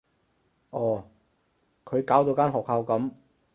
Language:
Cantonese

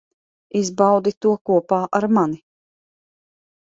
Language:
Latvian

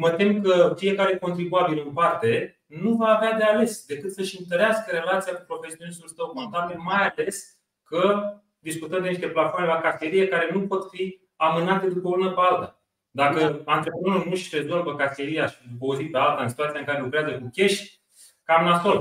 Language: Romanian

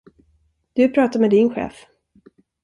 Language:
Swedish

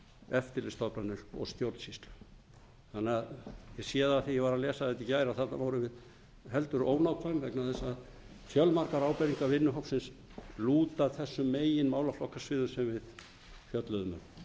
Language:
Icelandic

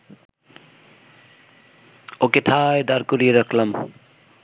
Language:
Bangla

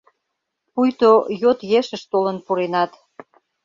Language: Mari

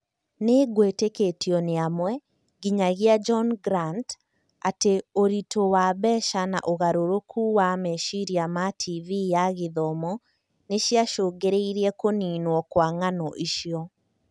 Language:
Kikuyu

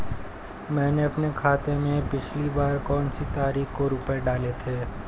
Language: Hindi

